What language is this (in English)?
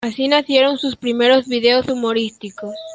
Spanish